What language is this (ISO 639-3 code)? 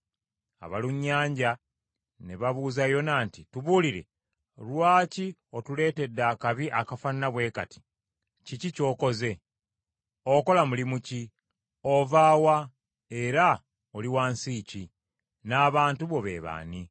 lug